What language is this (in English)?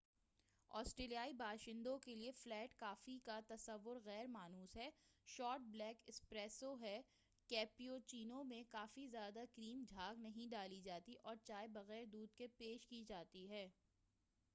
Urdu